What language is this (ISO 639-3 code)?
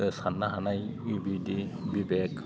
brx